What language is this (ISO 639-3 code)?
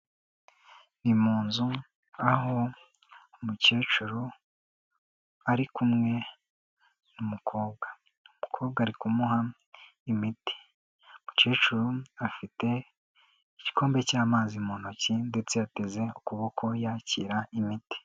kin